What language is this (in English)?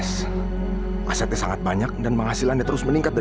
Indonesian